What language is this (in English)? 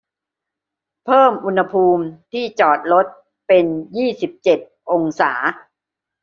Thai